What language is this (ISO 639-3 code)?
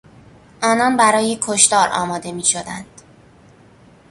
fas